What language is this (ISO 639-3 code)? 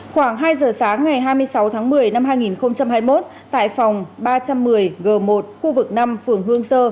vie